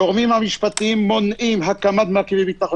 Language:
Hebrew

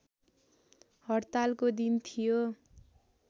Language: Nepali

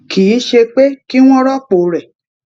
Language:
Yoruba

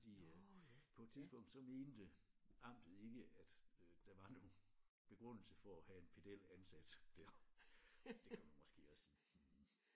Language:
Danish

